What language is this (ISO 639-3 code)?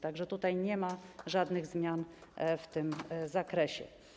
pol